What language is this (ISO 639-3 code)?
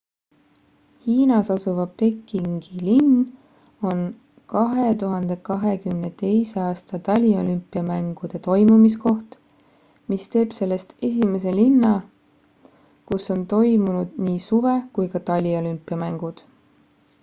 est